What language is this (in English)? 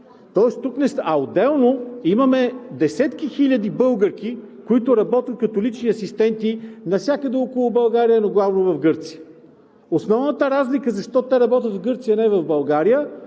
Bulgarian